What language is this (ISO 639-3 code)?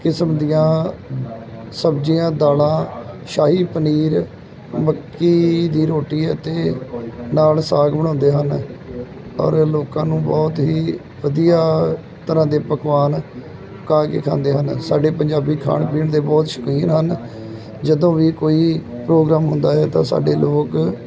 pan